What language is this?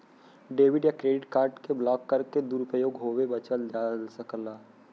Bhojpuri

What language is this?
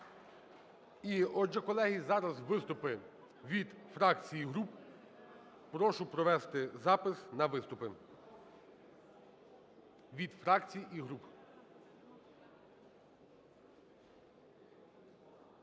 Ukrainian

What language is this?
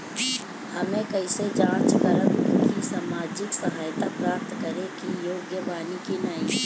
Bhojpuri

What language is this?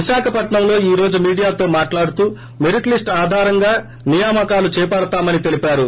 Telugu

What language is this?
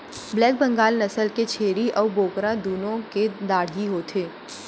Chhattisgarhi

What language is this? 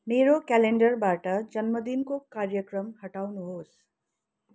Nepali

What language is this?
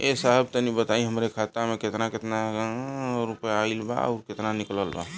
Bhojpuri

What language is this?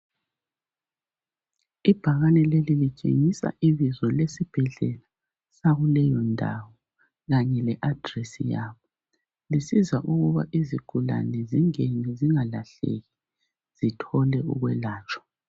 North Ndebele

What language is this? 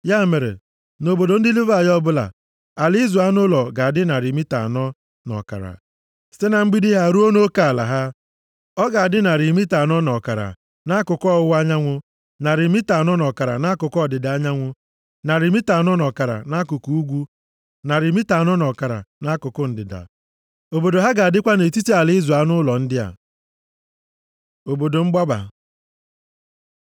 Igbo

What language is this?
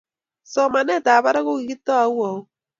Kalenjin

